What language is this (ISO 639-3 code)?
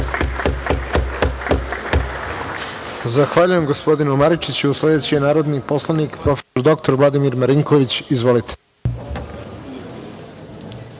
srp